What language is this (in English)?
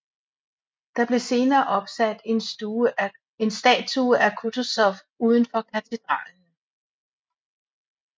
Danish